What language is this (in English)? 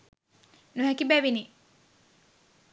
Sinhala